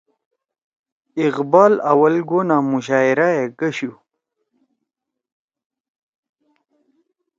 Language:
Torwali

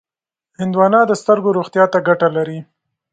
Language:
Pashto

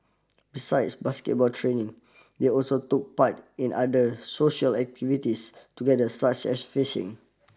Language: English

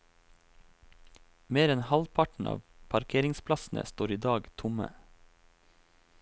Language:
Norwegian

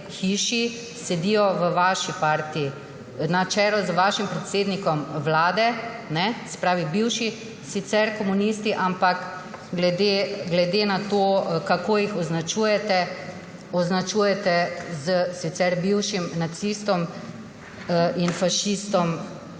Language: Slovenian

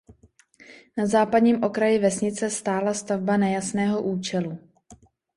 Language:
Czech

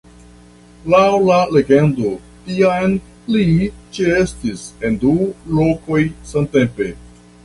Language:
Esperanto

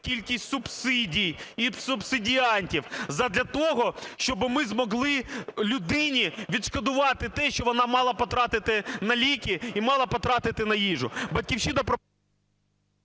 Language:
Ukrainian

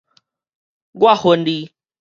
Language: Min Nan Chinese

